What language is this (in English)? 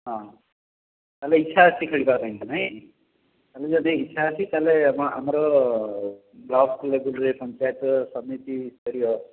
Odia